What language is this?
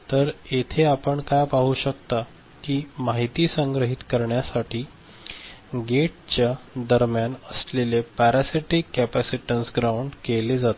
Marathi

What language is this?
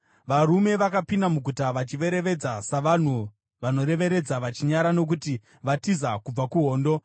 Shona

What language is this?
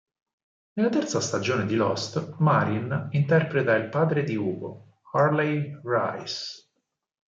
Italian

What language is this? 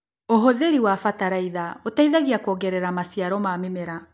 Kikuyu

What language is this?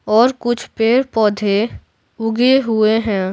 Hindi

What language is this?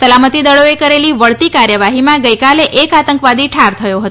Gujarati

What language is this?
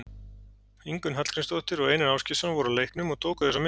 Icelandic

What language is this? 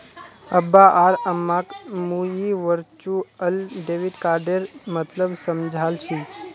Magahi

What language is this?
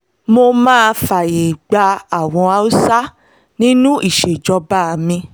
Yoruba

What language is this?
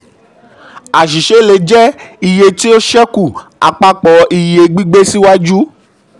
Yoruba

